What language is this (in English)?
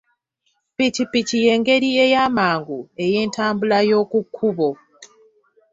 Ganda